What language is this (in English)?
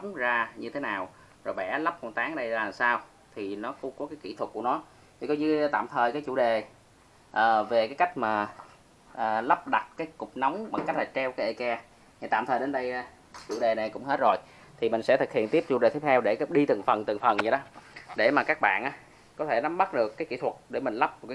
Vietnamese